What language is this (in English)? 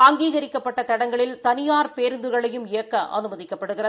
Tamil